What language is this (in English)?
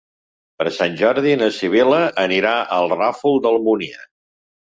Catalan